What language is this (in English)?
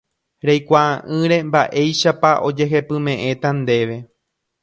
Guarani